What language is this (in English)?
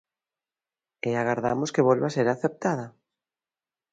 Galician